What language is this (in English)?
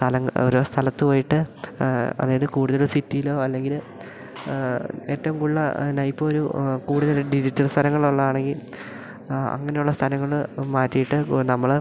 Malayalam